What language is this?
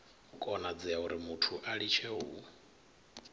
Venda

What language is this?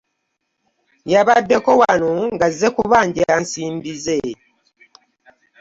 Ganda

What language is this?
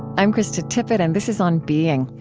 English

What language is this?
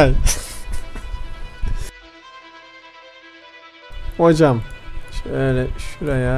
Turkish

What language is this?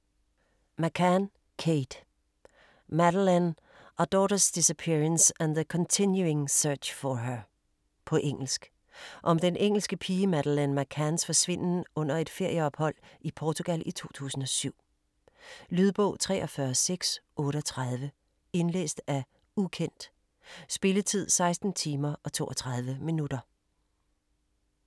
Danish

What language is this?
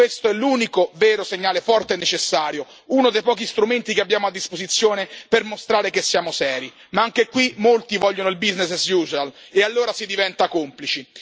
Italian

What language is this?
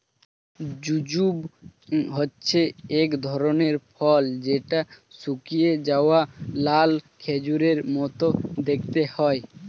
Bangla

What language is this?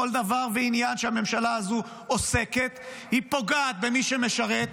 Hebrew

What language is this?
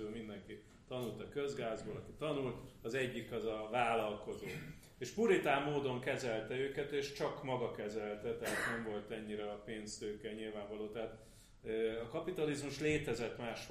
Hungarian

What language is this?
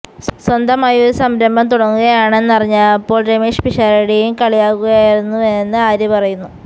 Malayalam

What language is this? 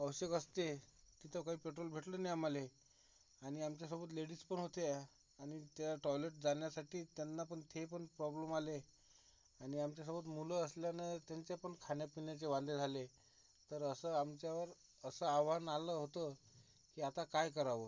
Marathi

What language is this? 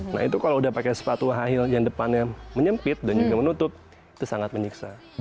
Indonesian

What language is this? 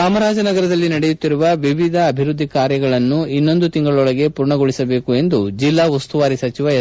Kannada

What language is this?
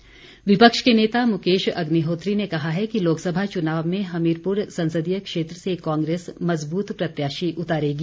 Hindi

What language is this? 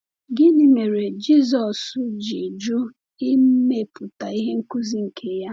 Igbo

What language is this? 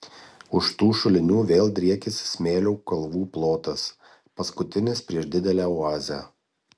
Lithuanian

